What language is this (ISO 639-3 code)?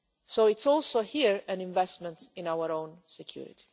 eng